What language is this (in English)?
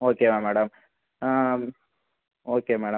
Tamil